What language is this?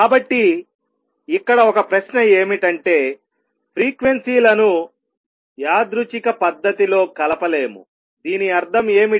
Telugu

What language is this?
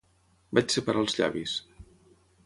Catalan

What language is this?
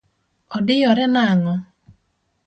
Luo (Kenya and Tanzania)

